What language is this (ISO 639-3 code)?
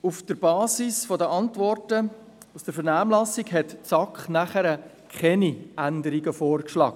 gsw